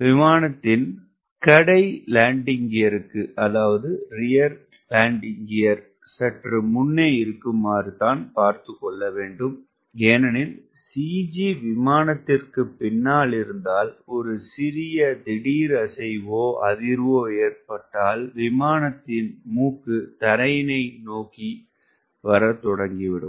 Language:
Tamil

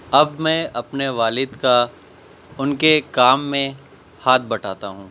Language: Urdu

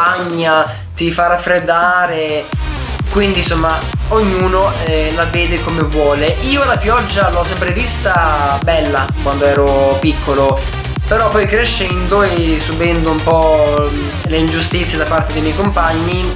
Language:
Italian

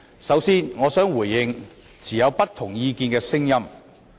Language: Cantonese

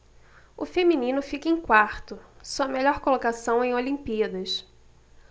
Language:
Portuguese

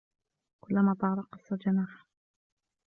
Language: Arabic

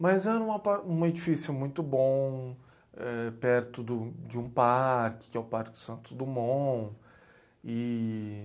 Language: Portuguese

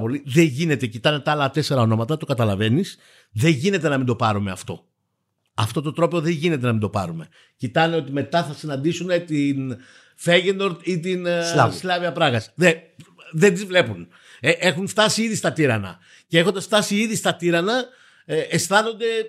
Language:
Greek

